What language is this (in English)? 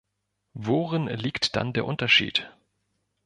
German